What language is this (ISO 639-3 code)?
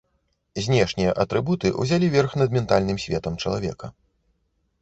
bel